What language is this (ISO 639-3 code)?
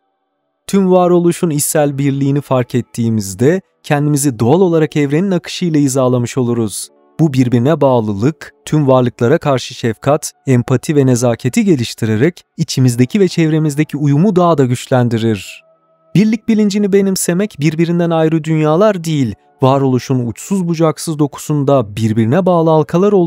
tur